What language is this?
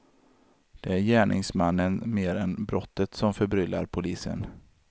Swedish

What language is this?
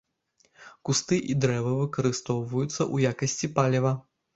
Belarusian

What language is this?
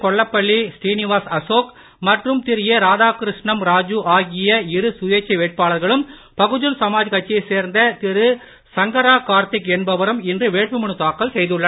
Tamil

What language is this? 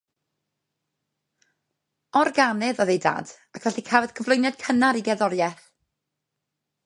Welsh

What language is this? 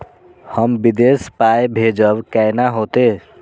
Maithili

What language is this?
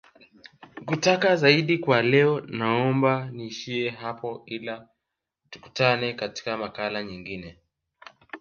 Swahili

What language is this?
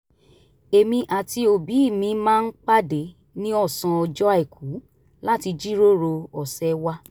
Yoruba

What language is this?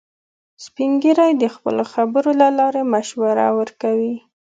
Pashto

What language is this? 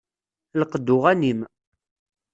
Kabyle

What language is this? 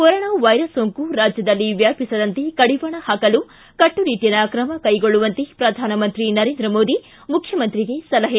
Kannada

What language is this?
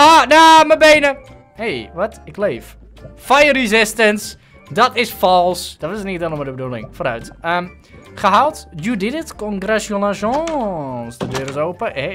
Dutch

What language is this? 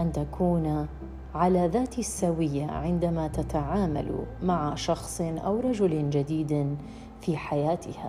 Arabic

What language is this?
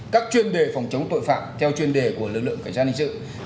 Vietnamese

